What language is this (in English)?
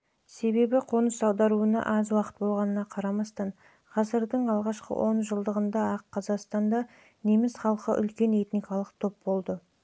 Kazakh